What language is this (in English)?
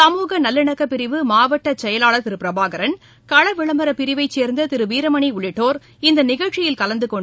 Tamil